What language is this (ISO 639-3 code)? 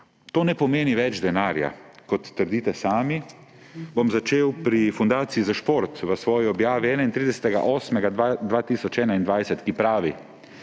slv